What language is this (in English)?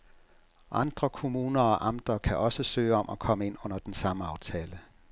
Danish